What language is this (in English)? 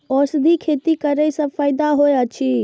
Maithili